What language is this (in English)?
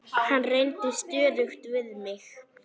Icelandic